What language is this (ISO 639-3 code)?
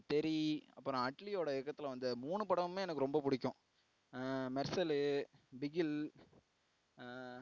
tam